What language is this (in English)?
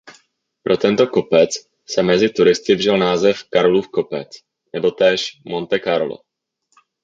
Czech